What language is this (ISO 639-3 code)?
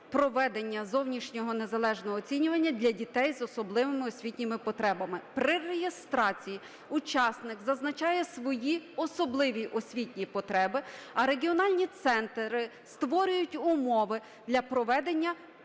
ukr